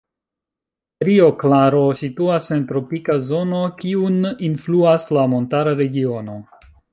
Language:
Esperanto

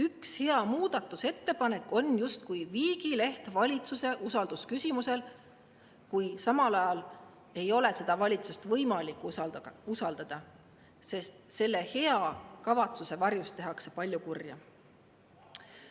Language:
Estonian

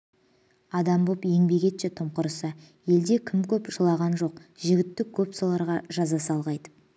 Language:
Kazakh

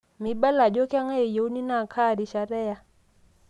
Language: Masai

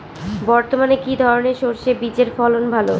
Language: Bangla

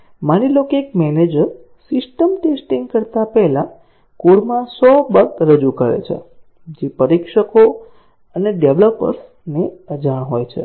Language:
Gujarati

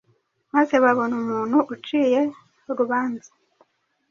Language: Kinyarwanda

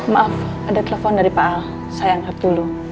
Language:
Indonesian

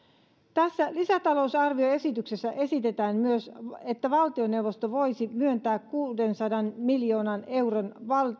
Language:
Finnish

